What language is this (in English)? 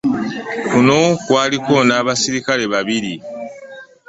Ganda